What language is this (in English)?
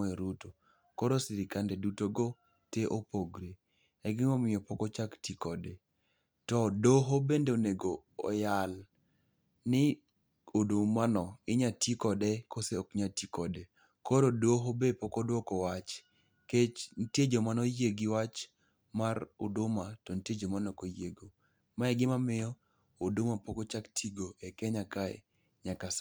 Luo (Kenya and Tanzania)